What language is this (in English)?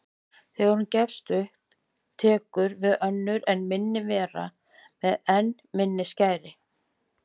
Icelandic